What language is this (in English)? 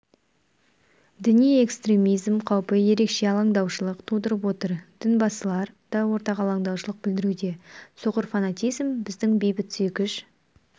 Kazakh